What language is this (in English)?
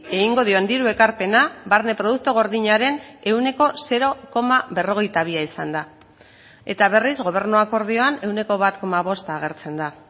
Basque